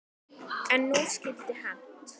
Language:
Icelandic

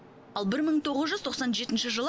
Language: Kazakh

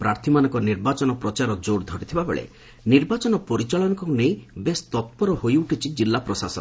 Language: Odia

